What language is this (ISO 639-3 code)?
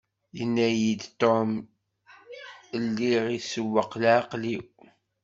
kab